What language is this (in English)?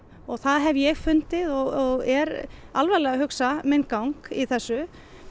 Icelandic